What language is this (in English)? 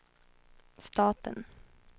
Swedish